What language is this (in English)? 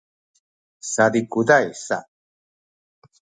Sakizaya